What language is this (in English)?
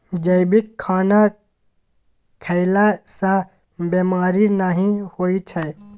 Maithili